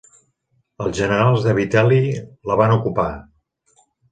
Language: Catalan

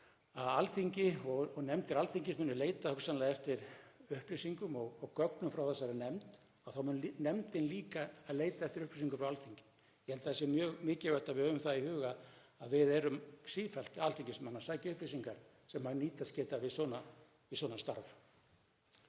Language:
Icelandic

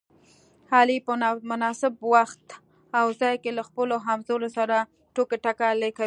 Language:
Pashto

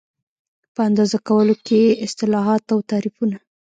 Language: Pashto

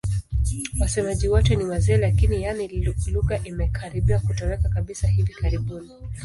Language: Swahili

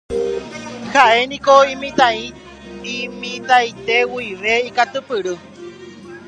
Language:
Guarani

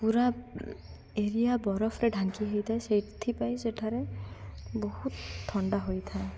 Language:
Odia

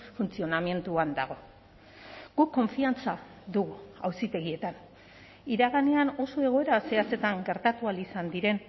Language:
Basque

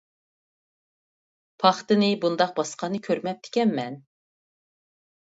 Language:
Uyghur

